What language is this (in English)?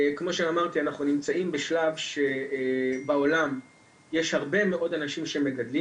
Hebrew